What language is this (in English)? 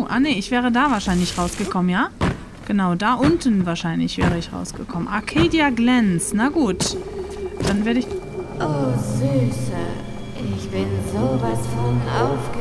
German